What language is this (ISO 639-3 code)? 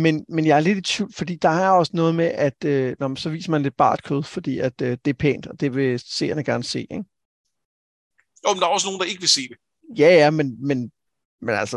dan